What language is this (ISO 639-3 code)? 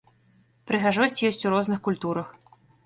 bel